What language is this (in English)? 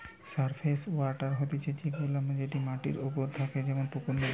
Bangla